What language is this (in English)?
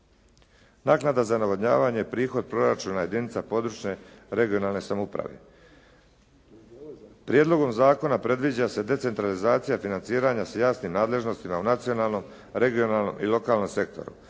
Croatian